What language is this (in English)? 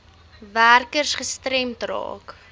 Afrikaans